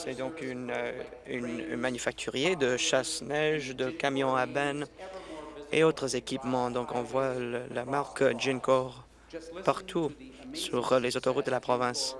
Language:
French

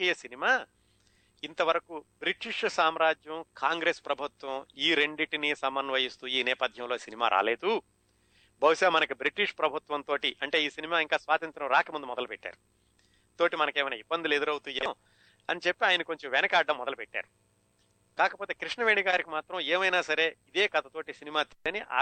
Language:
Telugu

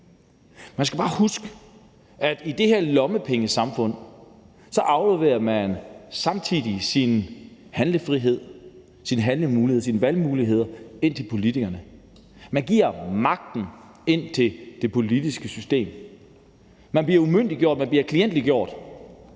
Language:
Danish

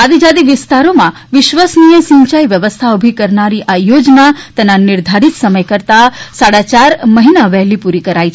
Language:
Gujarati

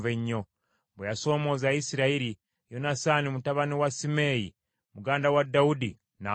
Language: Ganda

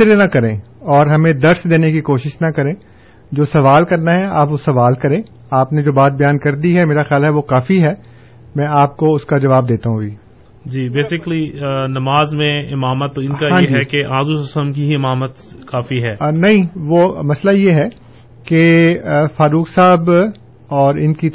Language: Urdu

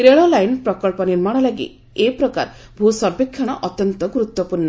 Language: Odia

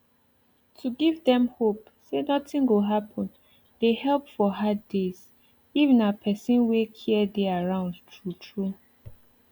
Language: Nigerian Pidgin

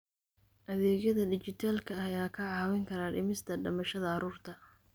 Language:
Somali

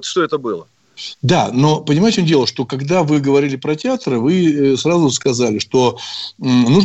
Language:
Russian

